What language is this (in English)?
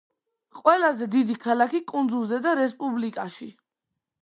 Georgian